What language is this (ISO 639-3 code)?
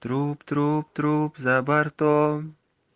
rus